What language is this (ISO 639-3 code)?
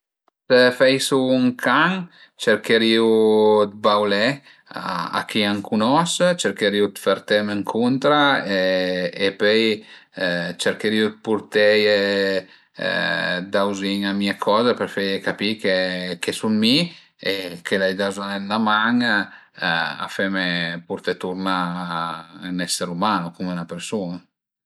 pms